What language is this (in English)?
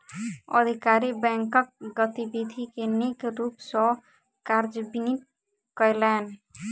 Maithili